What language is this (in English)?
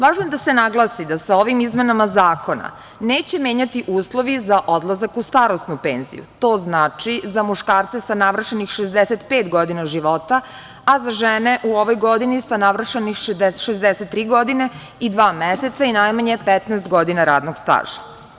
Serbian